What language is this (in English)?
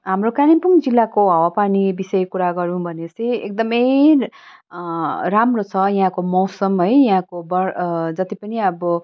Nepali